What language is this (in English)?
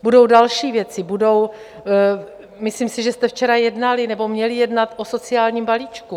Czech